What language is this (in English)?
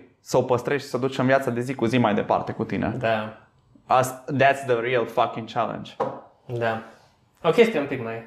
Romanian